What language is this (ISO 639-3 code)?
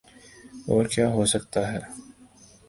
urd